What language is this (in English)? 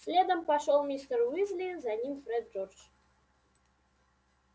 Russian